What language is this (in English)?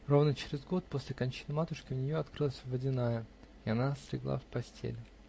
Russian